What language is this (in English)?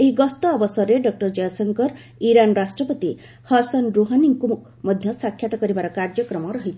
Odia